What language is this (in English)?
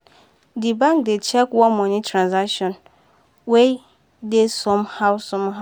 Nigerian Pidgin